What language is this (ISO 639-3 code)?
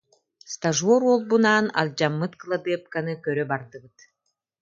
sah